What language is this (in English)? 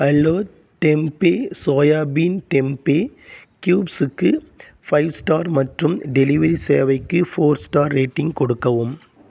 Tamil